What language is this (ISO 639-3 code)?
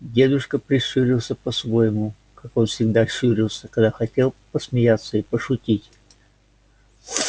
rus